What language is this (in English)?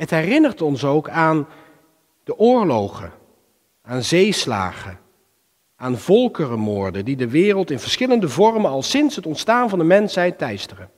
Dutch